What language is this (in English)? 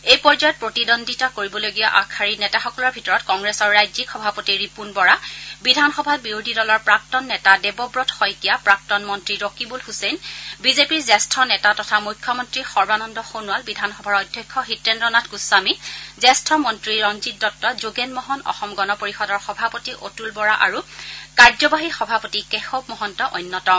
Assamese